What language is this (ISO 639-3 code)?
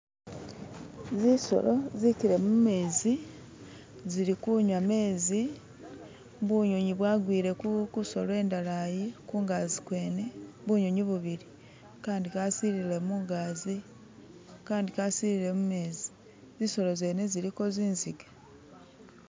myx